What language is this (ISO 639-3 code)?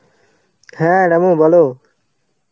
ben